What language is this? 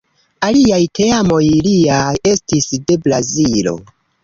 Esperanto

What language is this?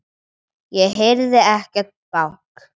Icelandic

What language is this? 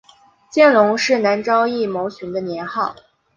Chinese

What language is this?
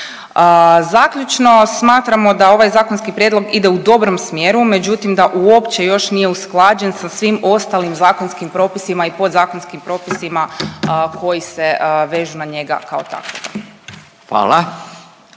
Croatian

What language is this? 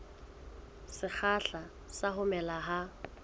Southern Sotho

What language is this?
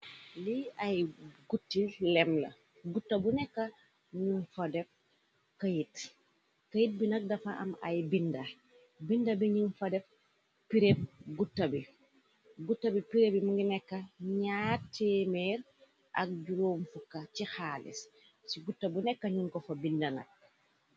Wolof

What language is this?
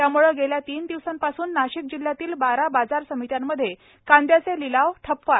Marathi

